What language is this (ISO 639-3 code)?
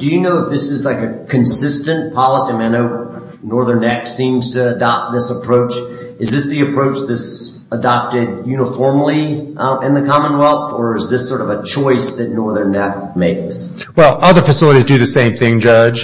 eng